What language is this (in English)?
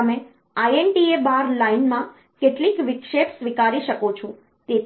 Gujarati